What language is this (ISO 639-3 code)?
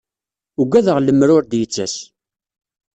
kab